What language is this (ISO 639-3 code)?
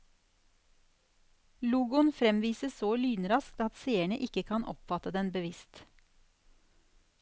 nor